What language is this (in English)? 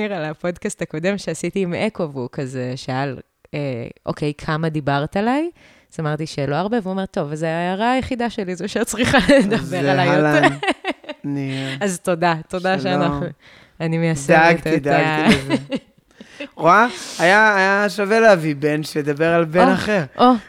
Hebrew